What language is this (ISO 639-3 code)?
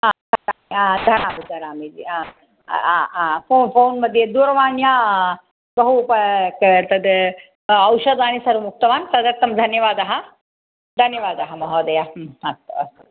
san